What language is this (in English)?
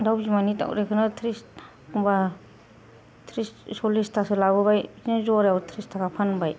Bodo